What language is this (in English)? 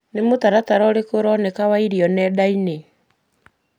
Kikuyu